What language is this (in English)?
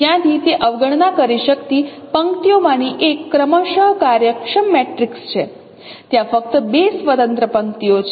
Gujarati